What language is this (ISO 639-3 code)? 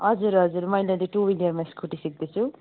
nep